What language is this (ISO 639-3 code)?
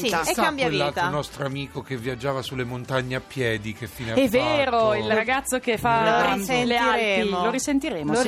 ita